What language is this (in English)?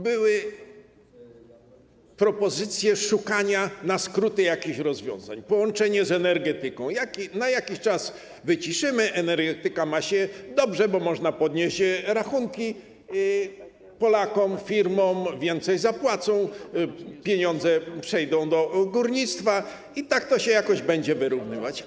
Polish